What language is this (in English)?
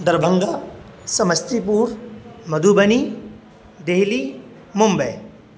Urdu